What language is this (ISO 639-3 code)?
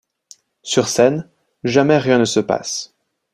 fra